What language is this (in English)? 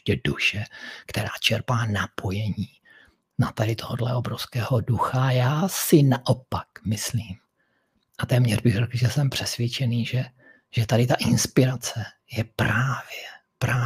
Czech